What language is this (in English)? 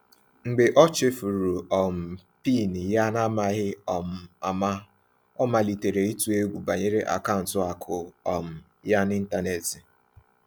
Igbo